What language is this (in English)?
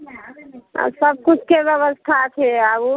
Maithili